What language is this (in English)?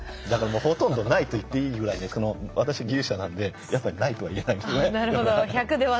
Japanese